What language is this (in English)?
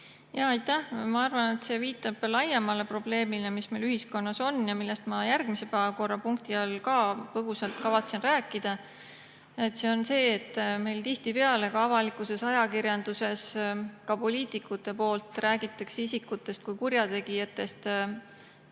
Estonian